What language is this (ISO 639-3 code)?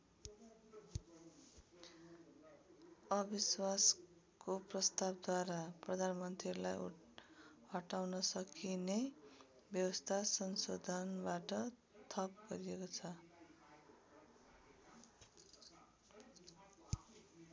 nep